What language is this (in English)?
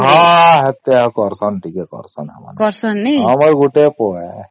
Odia